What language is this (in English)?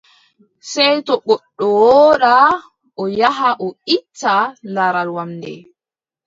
Adamawa Fulfulde